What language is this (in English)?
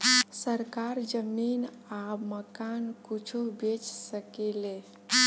Bhojpuri